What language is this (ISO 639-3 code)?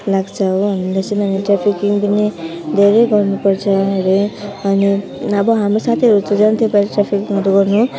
nep